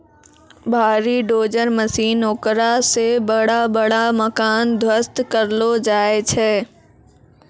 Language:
Maithili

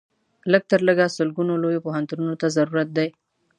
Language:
Pashto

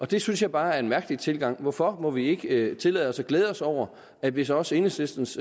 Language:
Danish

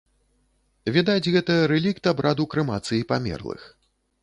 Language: Belarusian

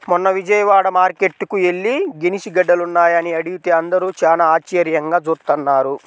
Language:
Telugu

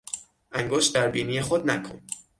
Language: Persian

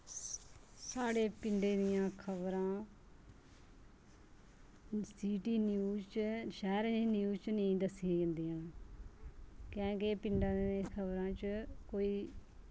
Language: Dogri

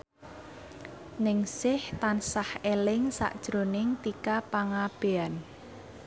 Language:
Javanese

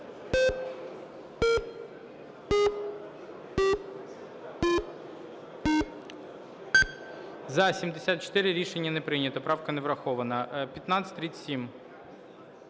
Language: Ukrainian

